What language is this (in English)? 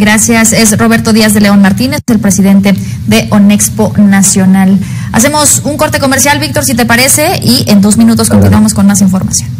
Spanish